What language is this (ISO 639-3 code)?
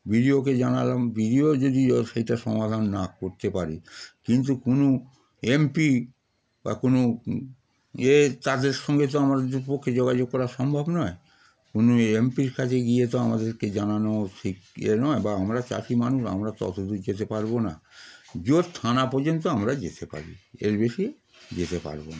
ben